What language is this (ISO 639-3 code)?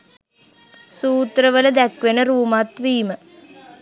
sin